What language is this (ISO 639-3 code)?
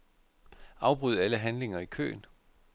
dan